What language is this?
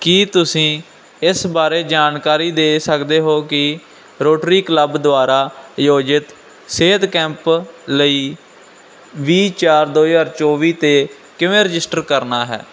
Punjabi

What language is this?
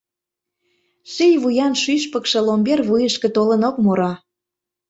Mari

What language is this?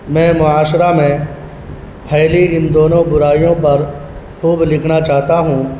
Urdu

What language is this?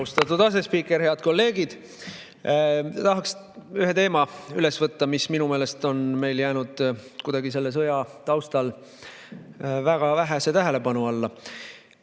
Estonian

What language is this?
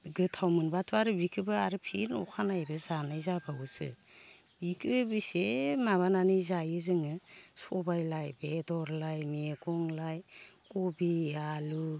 Bodo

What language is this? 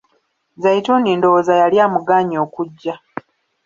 Ganda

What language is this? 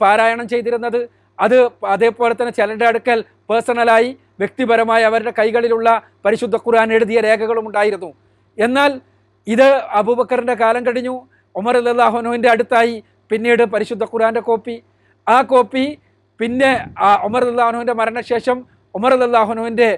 Malayalam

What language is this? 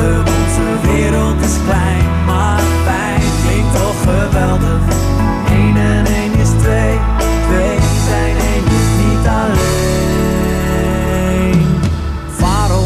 Dutch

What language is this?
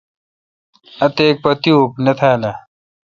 Kalkoti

